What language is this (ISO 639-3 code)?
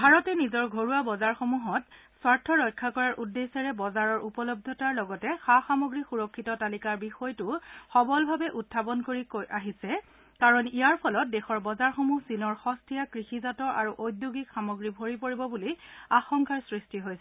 asm